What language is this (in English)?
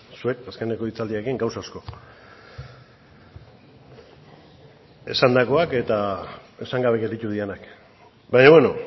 Basque